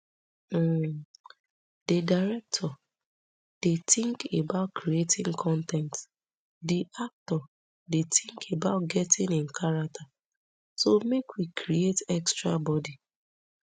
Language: Nigerian Pidgin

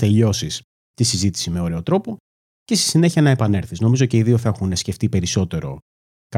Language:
Greek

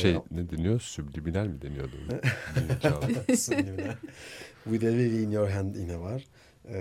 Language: Turkish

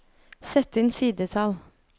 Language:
Norwegian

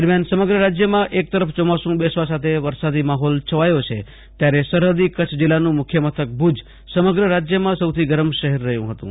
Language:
Gujarati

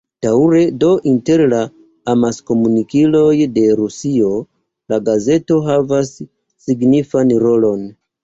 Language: Esperanto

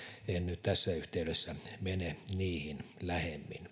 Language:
Finnish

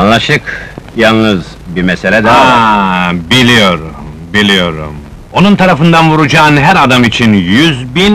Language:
Turkish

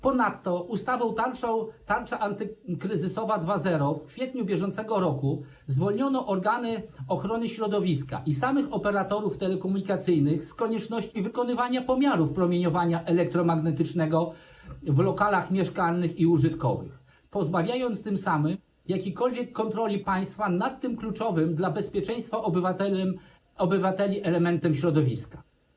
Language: Polish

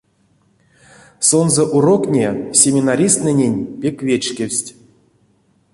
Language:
Erzya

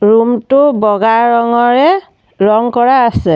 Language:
Assamese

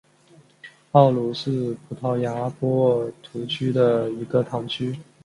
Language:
Chinese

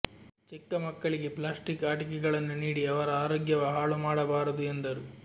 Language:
Kannada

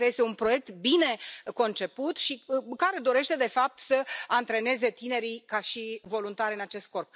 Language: Romanian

